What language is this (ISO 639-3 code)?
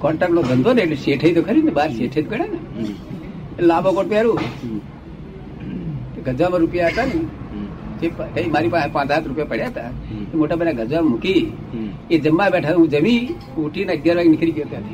guj